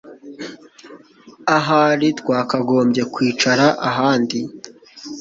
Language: Kinyarwanda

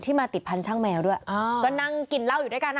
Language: Thai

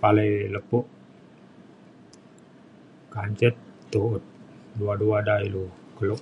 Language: Mainstream Kenyah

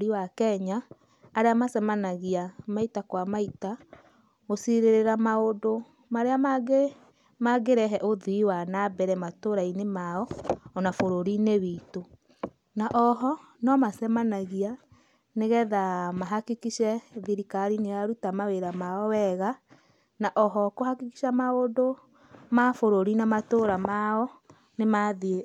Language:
Kikuyu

